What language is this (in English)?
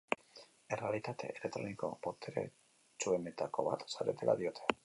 Basque